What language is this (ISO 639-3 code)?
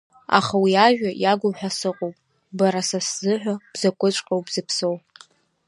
abk